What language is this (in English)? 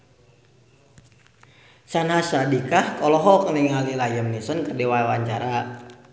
Sundanese